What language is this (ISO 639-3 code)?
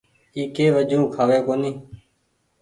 gig